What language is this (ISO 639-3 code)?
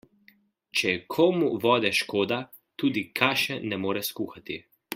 slv